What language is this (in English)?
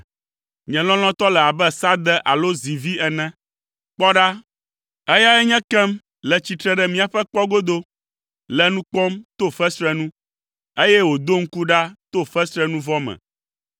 Ewe